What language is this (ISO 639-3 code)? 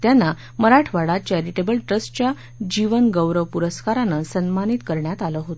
mar